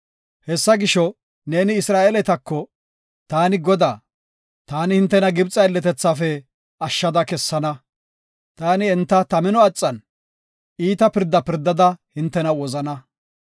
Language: Gofa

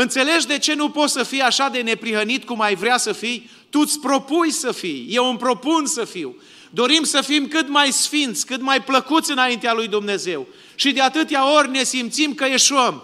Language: Romanian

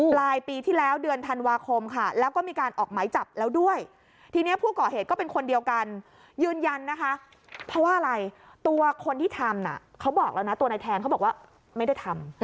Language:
Thai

